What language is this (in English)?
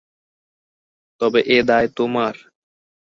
Bangla